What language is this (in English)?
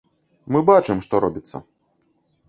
Belarusian